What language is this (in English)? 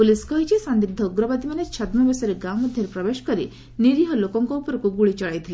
Odia